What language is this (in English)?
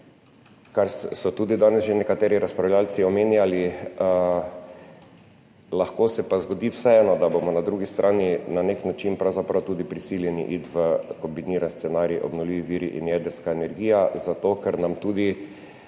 Slovenian